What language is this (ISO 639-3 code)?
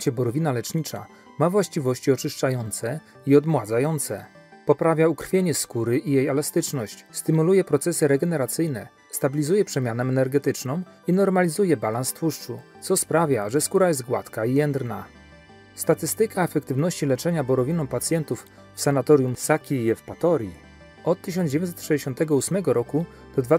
pol